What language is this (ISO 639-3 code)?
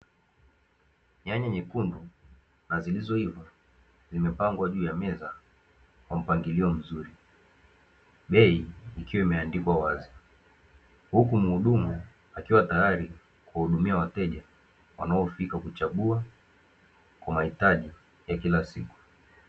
swa